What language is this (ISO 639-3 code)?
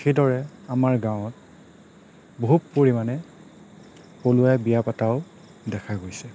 asm